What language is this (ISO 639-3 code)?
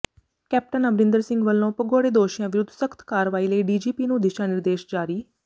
pan